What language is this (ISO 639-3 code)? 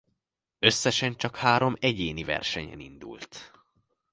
hun